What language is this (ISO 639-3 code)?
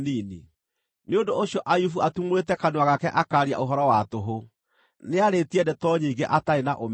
kik